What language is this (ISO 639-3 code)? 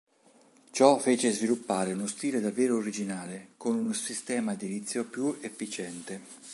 ita